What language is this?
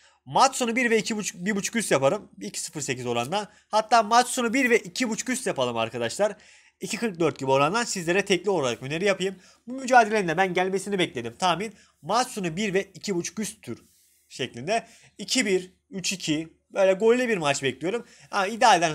Turkish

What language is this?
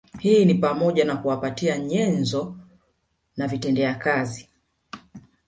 Swahili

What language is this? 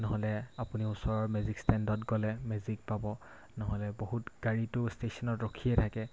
Assamese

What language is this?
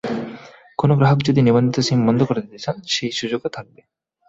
Bangla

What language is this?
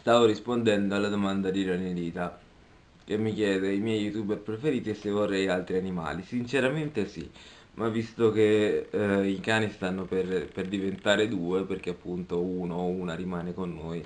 Italian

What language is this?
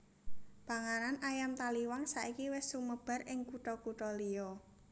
Javanese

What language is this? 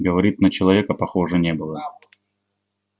Russian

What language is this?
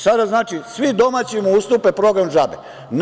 Serbian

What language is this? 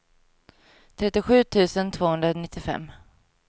Swedish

